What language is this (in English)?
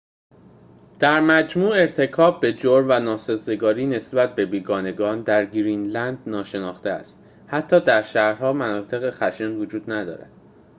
Persian